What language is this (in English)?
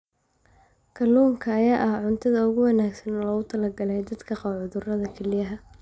Somali